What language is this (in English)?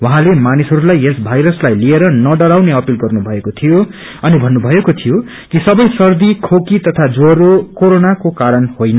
Nepali